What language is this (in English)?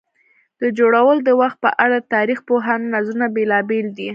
Pashto